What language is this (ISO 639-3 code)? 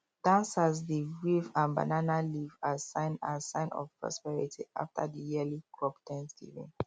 pcm